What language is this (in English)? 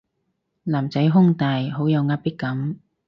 Cantonese